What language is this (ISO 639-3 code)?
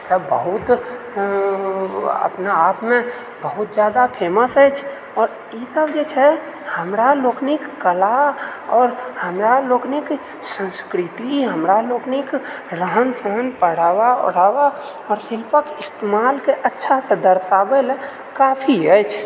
mai